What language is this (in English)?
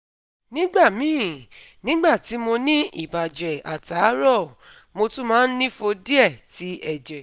Yoruba